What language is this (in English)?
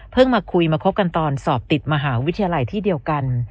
Thai